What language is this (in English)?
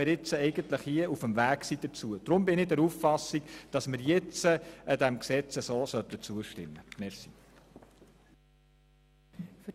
Swiss German